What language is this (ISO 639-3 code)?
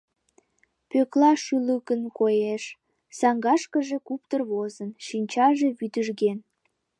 chm